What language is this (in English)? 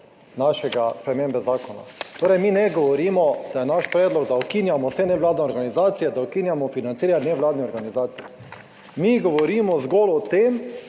Slovenian